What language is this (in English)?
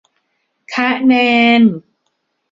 Thai